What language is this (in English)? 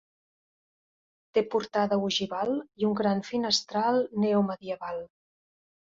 Catalan